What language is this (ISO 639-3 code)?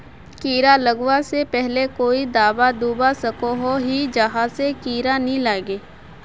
mag